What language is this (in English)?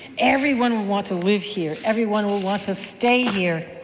English